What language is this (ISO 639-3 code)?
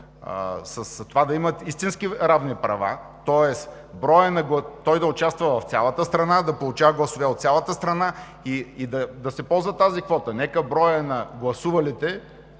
bul